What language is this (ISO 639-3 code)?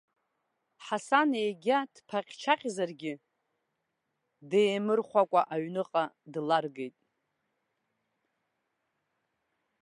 abk